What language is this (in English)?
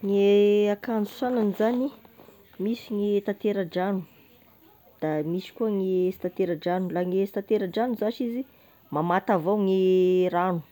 Tesaka Malagasy